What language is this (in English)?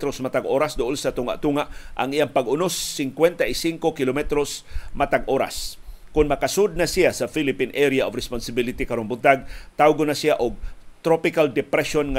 Filipino